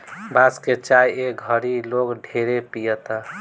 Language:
Bhojpuri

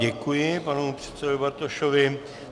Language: Czech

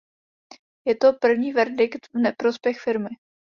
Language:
Czech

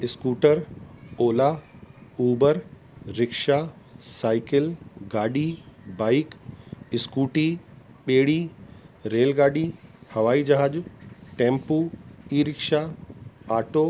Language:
Sindhi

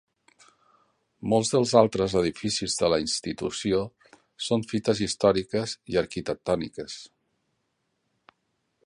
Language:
Catalan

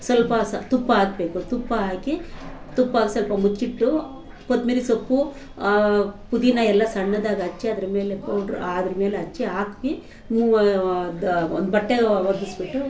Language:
Kannada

